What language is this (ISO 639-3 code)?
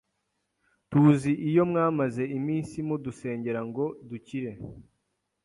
kin